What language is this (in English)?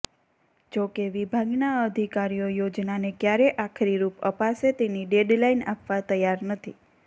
Gujarati